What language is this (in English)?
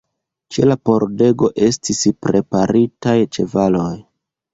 Esperanto